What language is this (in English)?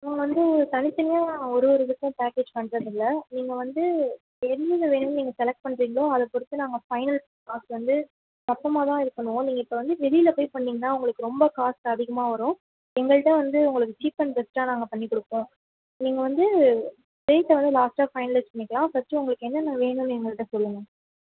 Tamil